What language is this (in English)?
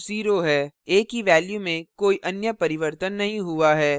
Hindi